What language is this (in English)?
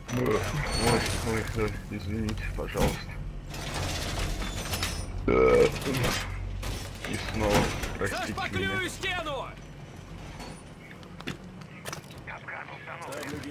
Russian